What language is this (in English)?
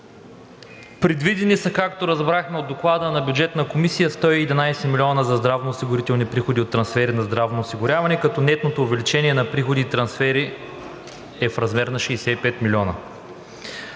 Bulgarian